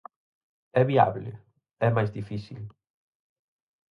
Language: Galician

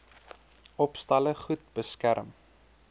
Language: Afrikaans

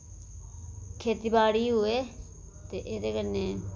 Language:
Dogri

